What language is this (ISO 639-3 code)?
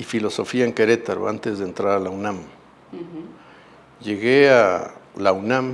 spa